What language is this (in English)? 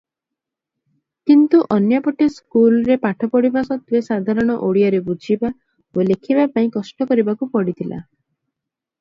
Odia